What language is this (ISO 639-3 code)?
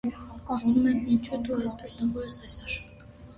hye